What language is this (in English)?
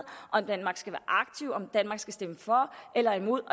Danish